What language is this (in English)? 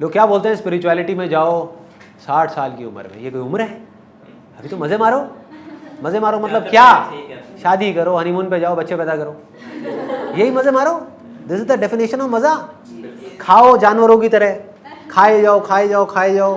Hindi